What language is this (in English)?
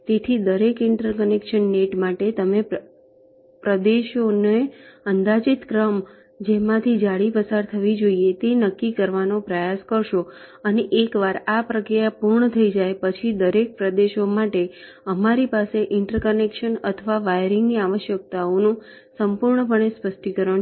Gujarati